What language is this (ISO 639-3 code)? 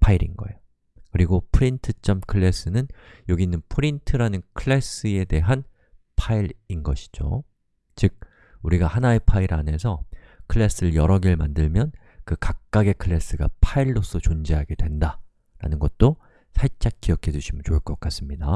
kor